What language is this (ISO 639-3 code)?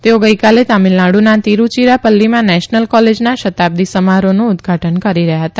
guj